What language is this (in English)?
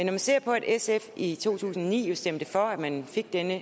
Danish